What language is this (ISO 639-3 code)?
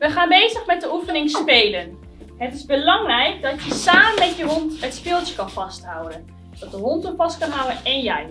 nld